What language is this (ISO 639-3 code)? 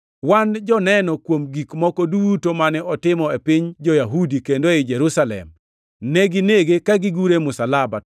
luo